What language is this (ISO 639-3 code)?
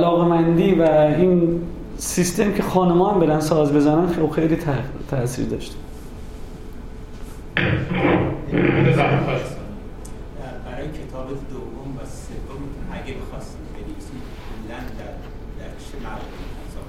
fas